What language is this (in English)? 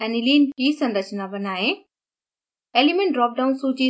Hindi